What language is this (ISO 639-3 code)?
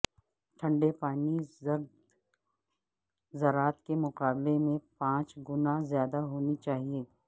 urd